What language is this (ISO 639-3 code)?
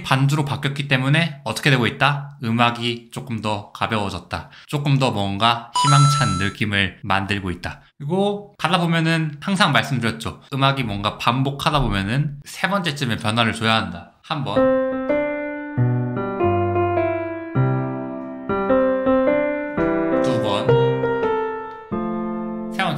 kor